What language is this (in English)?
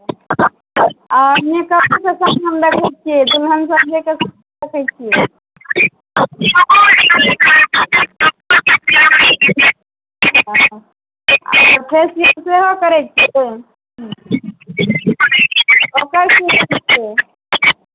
Maithili